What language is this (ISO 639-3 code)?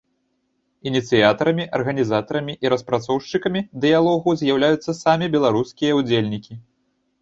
bel